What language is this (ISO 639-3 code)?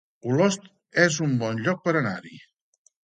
cat